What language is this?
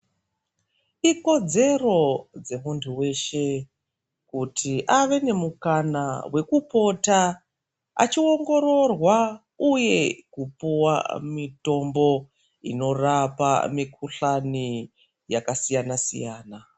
Ndau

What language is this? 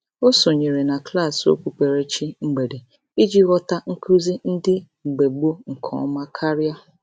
Igbo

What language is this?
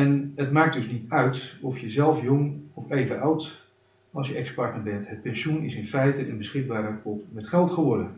Dutch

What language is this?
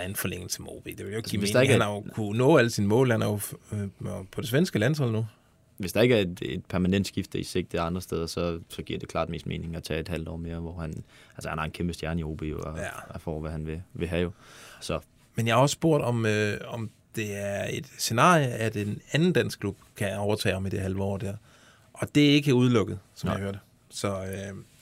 Danish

